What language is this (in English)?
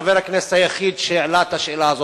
Hebrew